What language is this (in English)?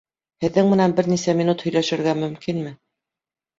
Bashkir